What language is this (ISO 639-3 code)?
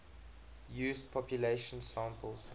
eng